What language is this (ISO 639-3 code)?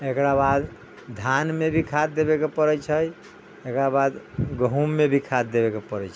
mai